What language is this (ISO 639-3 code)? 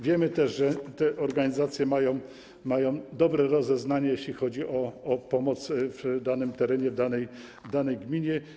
pol